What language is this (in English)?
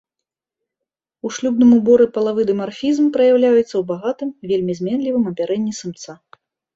Belarusian